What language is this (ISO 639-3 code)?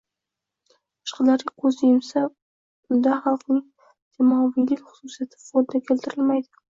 uzb